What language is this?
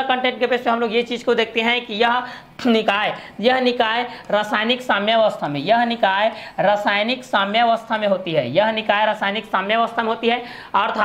Hindi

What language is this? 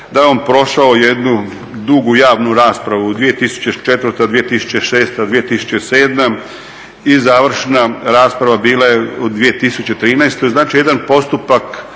Croatian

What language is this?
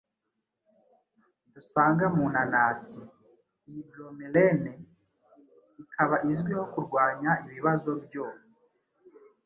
Kinyarwanda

